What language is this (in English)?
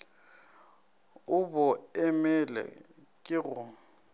Northern Sotho